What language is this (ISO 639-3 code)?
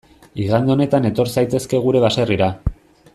eus